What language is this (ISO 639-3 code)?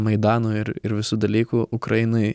lit